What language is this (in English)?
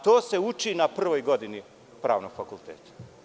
Serbian